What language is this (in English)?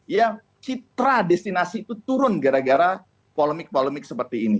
Indonesian